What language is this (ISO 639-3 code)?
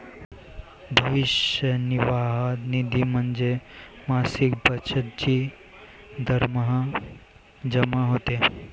mar